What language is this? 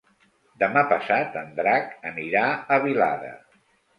Catalan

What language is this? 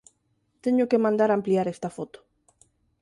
Galician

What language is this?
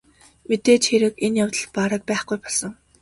Mongolian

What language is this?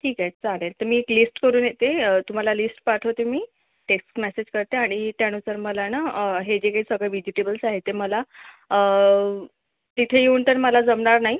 Marathi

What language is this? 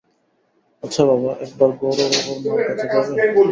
Bangla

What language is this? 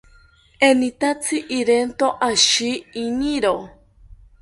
South Ucayali Ashéninka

